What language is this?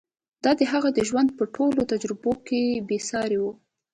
Pashto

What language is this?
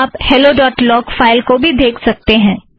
Hindi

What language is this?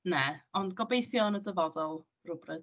Welsh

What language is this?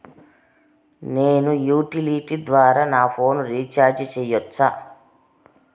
Telugu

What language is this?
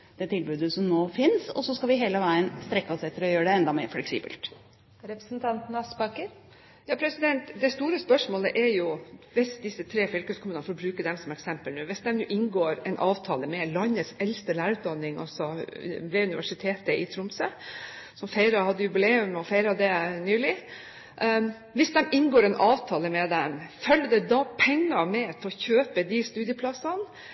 Norwegian Bokmål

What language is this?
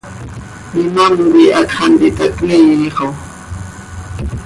Seri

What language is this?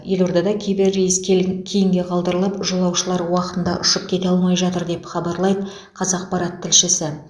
Kazakh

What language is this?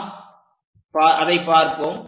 Tamil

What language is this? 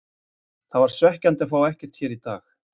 Icelandic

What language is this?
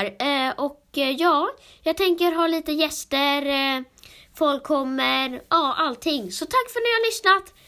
Swedish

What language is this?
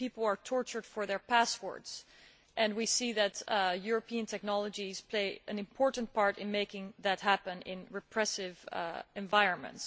English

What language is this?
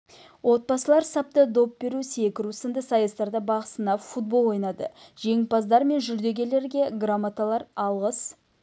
Kazakh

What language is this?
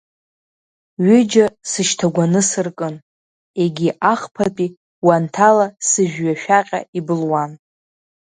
Abkhazian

